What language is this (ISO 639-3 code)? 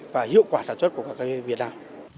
vie